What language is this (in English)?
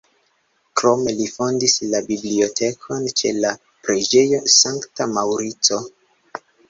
Esperanto